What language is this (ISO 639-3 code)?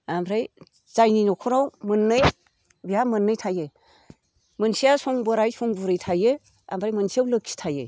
brx